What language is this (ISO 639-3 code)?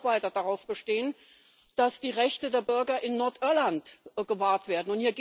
deu